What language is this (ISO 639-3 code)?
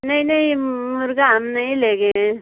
hin